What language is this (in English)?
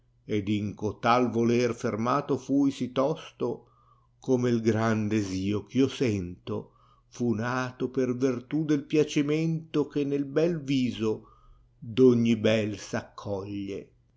Italian